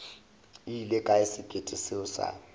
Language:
Northern Sotho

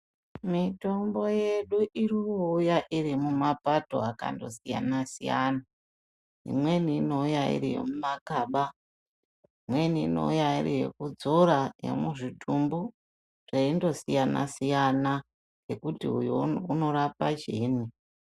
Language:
Ndau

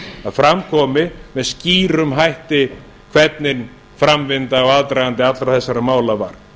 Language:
Icelandic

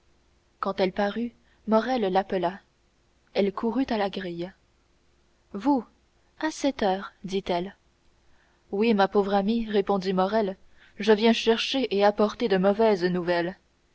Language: French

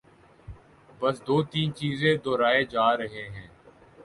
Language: Urdu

